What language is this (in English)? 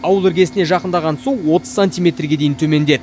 Kazakh